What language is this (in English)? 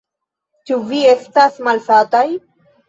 Esperanto